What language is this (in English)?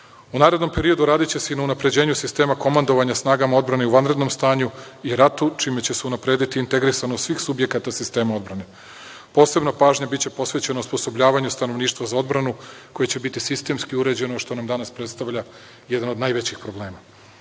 Serbian